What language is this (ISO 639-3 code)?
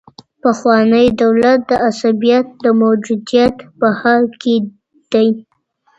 pus